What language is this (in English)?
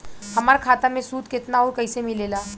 Bhojpuri